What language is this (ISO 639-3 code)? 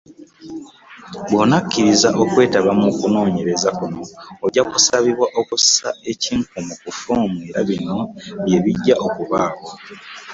lug